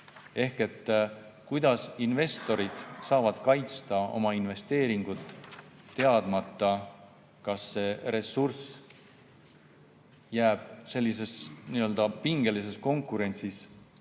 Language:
Estonian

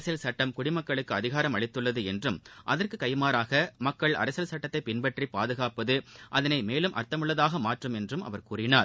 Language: Tamil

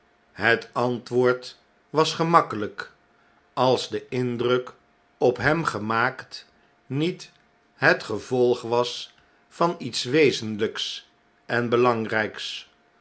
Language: Dutch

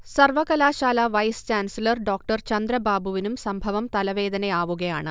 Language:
Malayalam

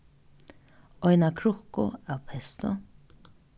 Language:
Faroese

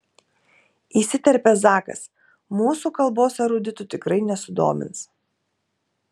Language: Lithuanian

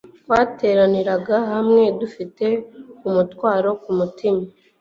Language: Kinyarwanda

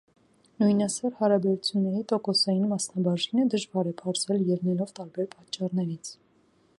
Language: Armenian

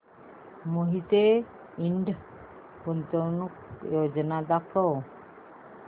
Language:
Marathi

